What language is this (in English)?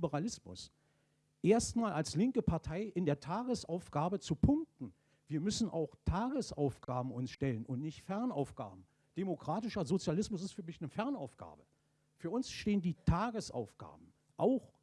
German